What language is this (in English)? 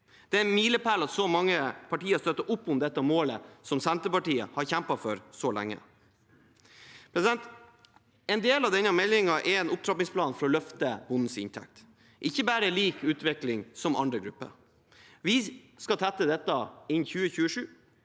Norwegian